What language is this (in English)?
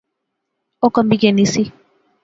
Pahari-Potwari